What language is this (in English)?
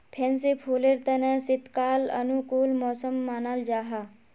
Magahi